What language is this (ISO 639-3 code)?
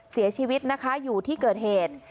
tha